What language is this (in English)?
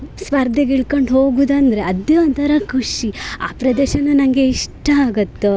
Kannada